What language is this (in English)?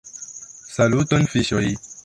Esperanto